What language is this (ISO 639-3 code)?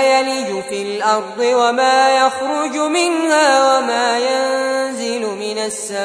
ara